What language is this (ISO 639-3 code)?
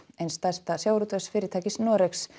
isl